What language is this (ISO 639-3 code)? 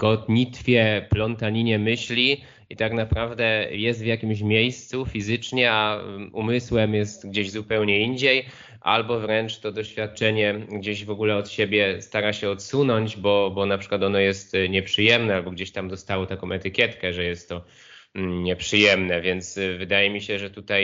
pol